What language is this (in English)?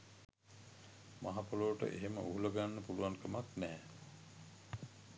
Sinhala